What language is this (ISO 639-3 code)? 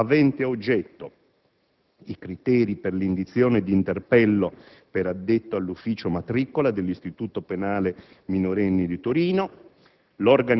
ita